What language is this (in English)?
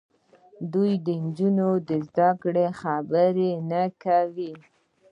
Pashto